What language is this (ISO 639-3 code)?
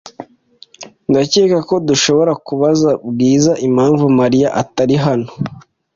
kin